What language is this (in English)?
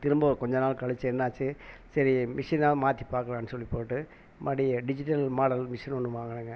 Tamil